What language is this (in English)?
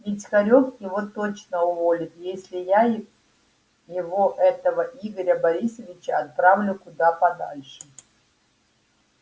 Russian